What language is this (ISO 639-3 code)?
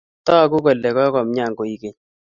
kln